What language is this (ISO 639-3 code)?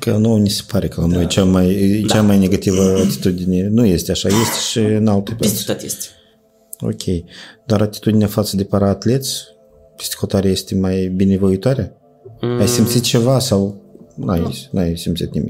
ron